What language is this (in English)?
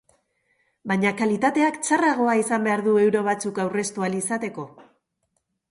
Basque